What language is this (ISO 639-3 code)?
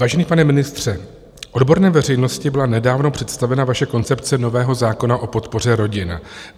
ces